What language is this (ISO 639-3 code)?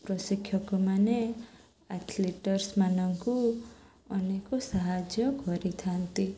ori